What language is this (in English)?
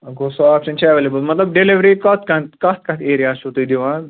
Kashmiri